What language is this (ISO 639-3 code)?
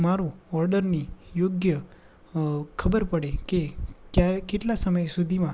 guj